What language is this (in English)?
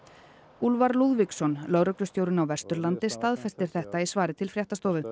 Icelandic